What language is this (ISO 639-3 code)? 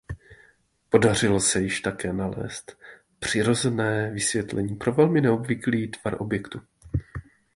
ces